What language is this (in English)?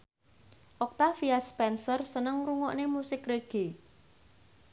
Javanese